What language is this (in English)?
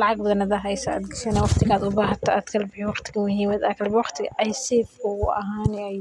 Somali